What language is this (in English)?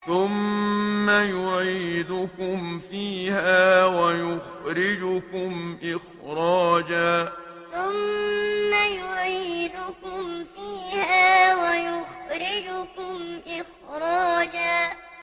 Arabic